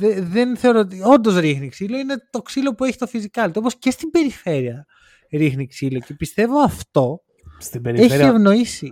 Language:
Greek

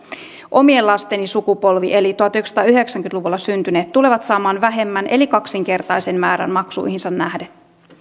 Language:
Finnish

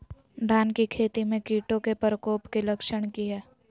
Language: Magahi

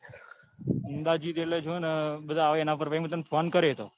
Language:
Gujarati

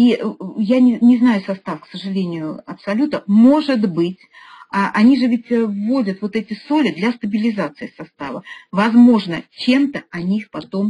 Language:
Russian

